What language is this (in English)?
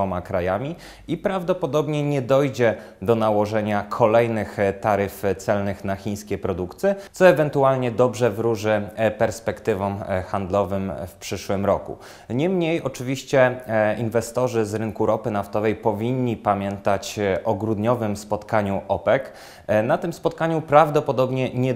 Polish